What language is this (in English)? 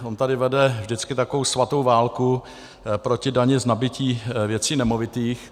Czech